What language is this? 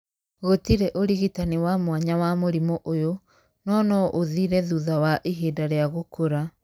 Kikuyu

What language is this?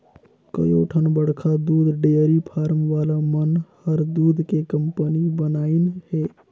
Chhattisgarhi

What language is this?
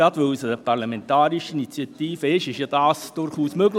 Swiss German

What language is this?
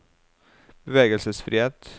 Norwegian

